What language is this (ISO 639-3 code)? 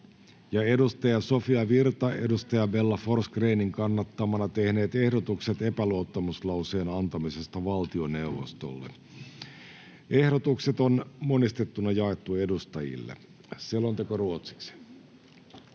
fin